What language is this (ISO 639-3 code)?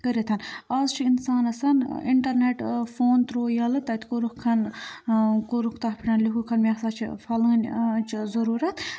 kas